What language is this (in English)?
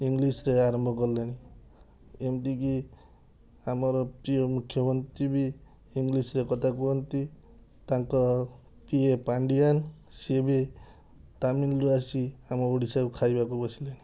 Odia